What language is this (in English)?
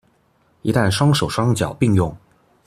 Chinese